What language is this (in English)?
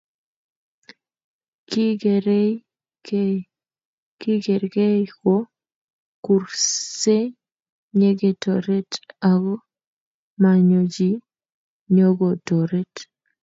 Kalenjin